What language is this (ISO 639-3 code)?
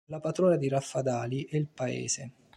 ita